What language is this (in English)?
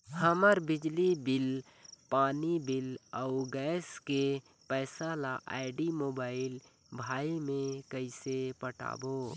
Chhattisgarhi